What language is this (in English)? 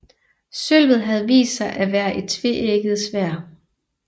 Danish